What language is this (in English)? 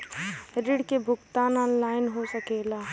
Bhojpuri